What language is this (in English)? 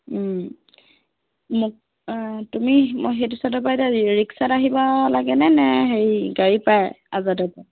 Assamese